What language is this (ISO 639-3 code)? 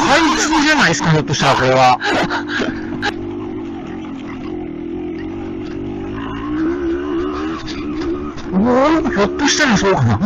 jpn